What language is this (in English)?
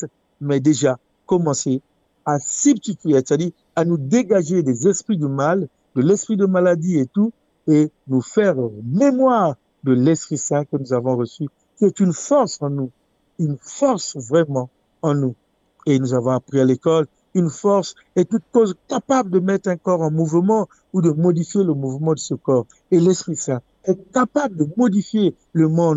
French